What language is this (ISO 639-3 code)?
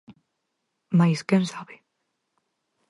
glg